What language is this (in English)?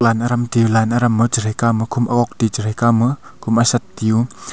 Wancho Naga